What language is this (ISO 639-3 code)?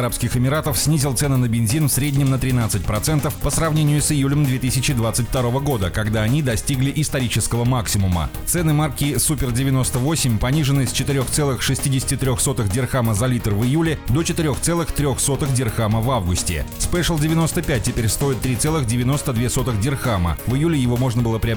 rus